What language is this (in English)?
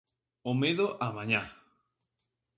Galician